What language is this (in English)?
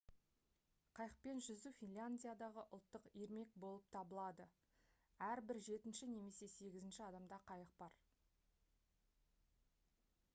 Kazakh